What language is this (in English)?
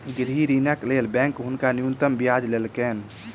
Maithili